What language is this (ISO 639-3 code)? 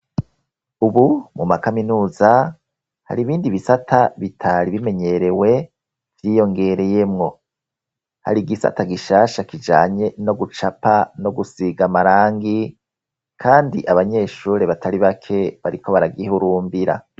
run